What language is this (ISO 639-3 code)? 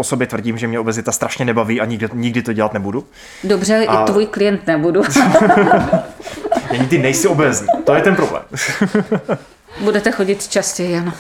ces